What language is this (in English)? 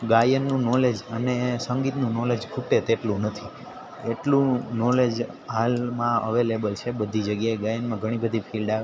Gujarati